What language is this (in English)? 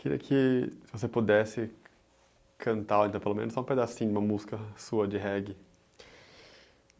Portuguese